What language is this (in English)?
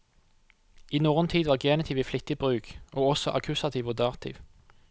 Norwegian